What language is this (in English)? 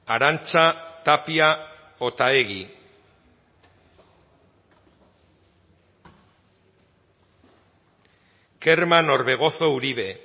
Basque